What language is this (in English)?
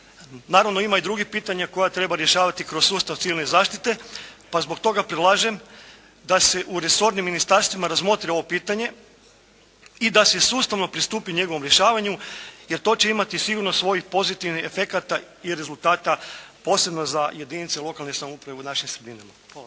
Croatian